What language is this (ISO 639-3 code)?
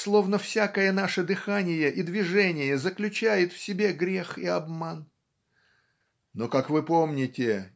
rus